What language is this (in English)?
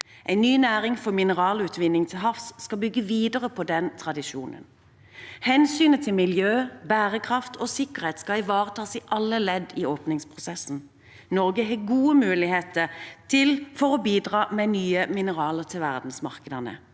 Norwegian